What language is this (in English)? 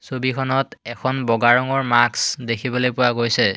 Assamese